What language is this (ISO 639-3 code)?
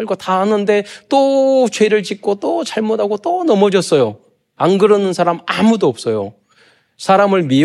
kor